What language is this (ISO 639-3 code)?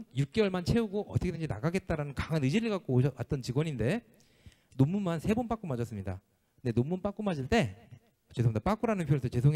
kor